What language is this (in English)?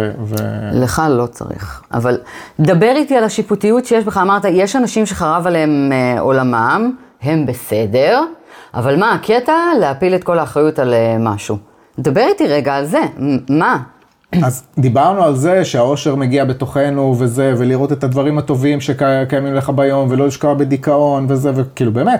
Hebrew